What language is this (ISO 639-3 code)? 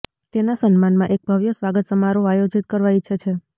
guj